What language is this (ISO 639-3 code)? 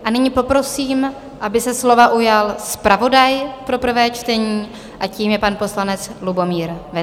ces